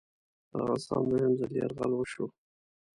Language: Pashto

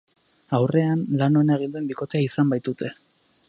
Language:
Basque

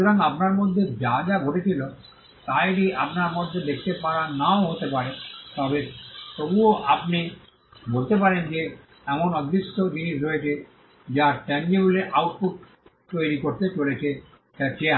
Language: Bangla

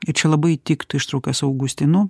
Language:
Lithuanian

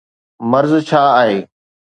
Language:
Sindhi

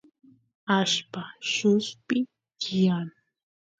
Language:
Santiago del Estero Quichua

